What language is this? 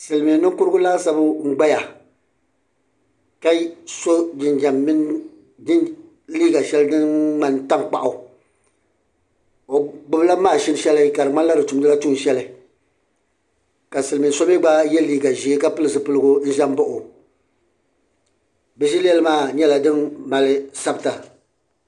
Dagbani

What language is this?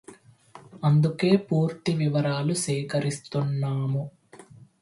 Telugu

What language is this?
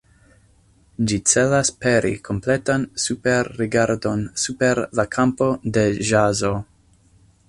Esperanto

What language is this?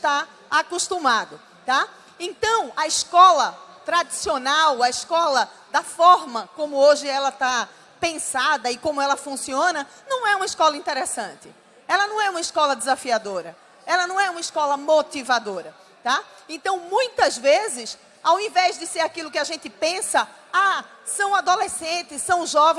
Portuguese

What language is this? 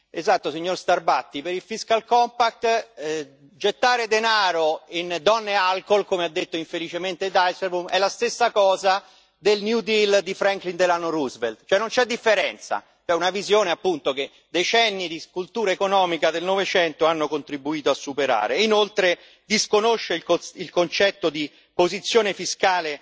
Italian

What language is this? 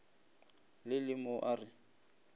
Northern Sotho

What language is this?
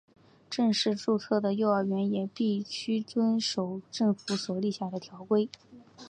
Chinese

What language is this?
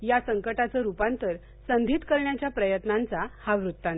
Marathi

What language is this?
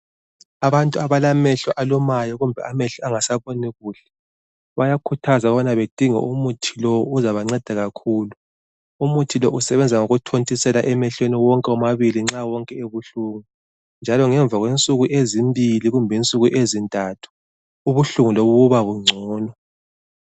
North Ndebele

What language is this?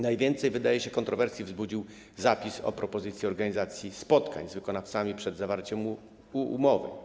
Polish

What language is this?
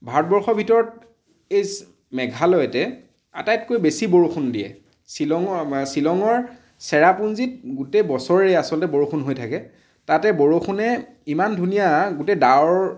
Assamese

